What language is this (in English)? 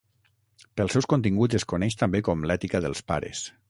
Catalan